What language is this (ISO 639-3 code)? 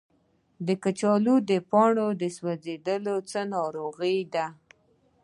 pus